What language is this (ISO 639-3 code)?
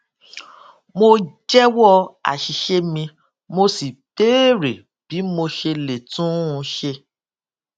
yor